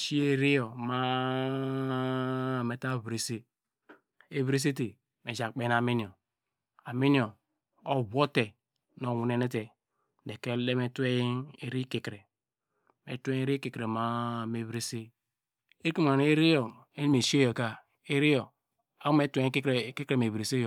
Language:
Degema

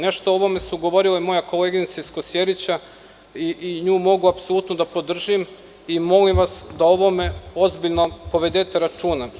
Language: Serbian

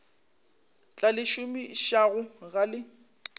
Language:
Northern Sotho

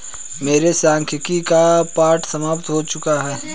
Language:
Hindi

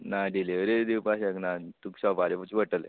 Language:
Konkani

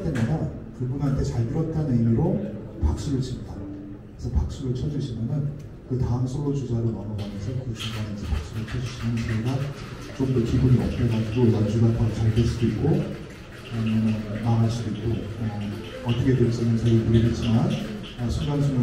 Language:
Korean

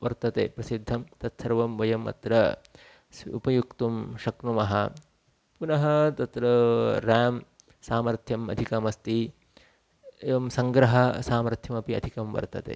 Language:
Sanskrit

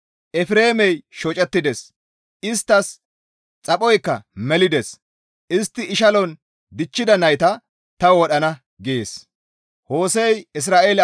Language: Gamo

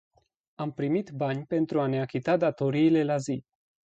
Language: Romanian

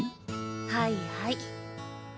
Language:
Japanese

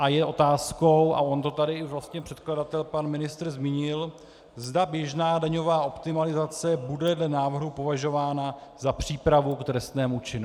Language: Czech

